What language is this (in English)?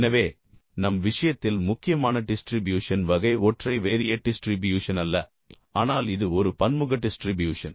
Tamil